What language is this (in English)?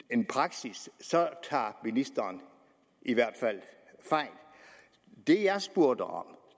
Danish